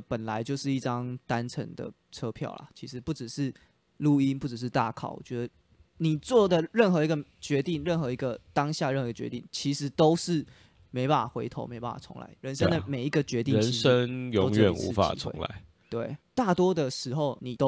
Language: Chinese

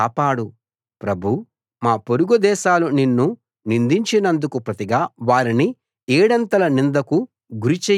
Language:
Telugu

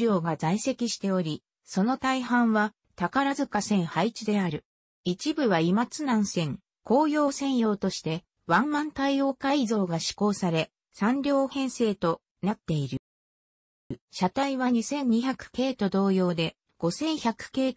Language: Japanese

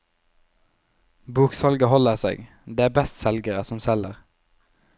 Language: Norwegian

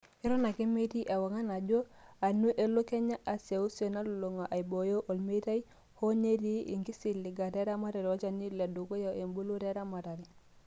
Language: Masai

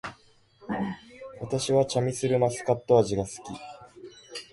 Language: Japanese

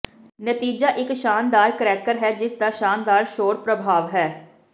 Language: Punjabi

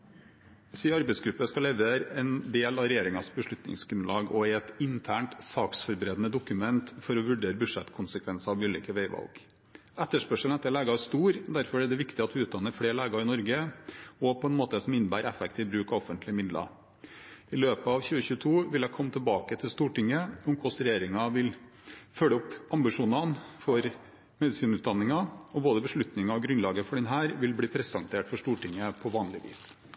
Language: Norwegian Bokmål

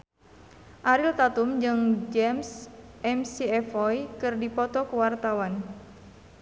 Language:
Sundanese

